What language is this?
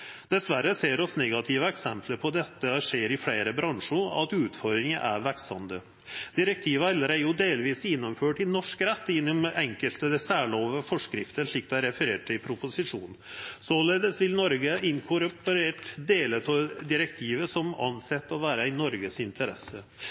Norwegian Nynorsk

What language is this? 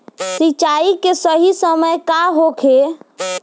Bhojpuri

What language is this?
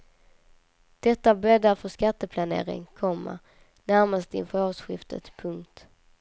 Swedish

